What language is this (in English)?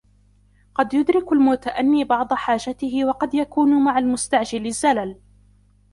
Arabic